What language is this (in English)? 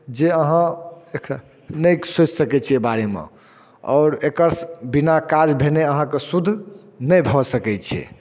Maithili